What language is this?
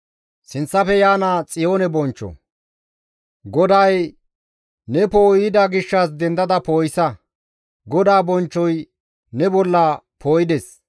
Gamo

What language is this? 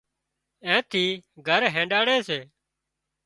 Wadiyara Koli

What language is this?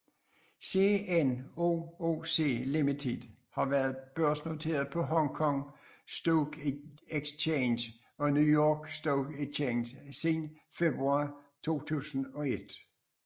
Danish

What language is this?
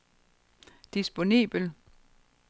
Danish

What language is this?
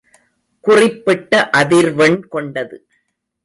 Tamil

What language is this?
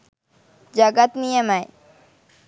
Sinhala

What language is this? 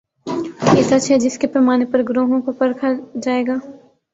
Urdu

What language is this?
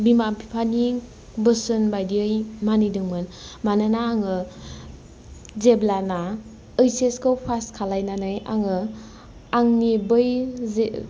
Bodo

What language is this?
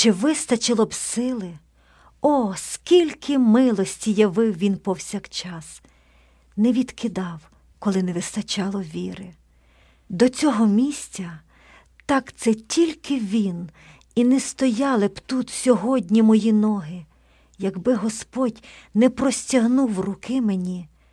Ukrainian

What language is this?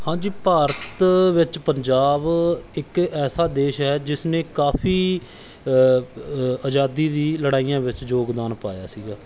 Punjabi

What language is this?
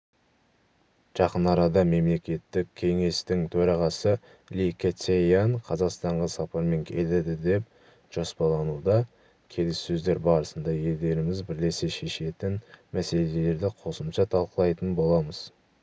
Kazakh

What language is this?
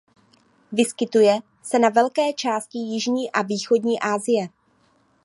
Czech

